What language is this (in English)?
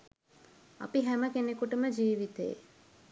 Sinhala